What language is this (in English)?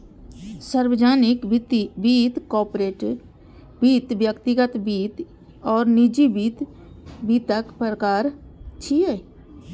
Maithili